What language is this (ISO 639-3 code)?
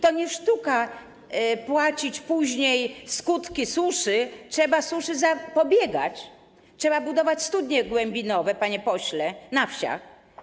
pol